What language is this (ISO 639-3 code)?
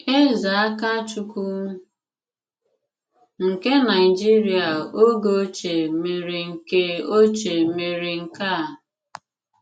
ibo